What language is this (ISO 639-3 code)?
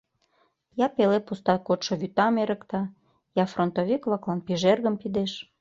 chm